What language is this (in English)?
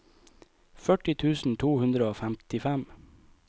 Norwegian